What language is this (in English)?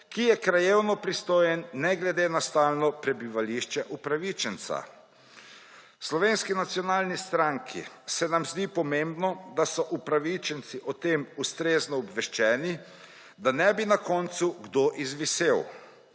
Slovenian